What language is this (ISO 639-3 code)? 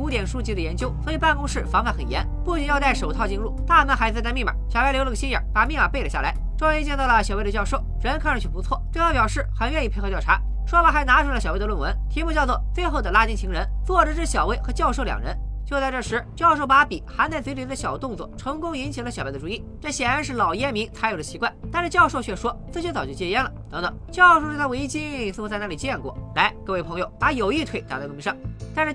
zho